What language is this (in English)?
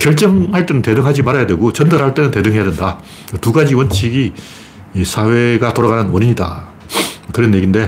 Korean